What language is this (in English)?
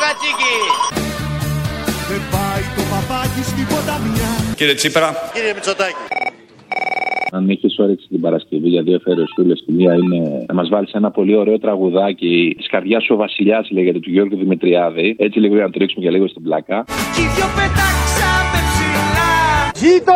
Greek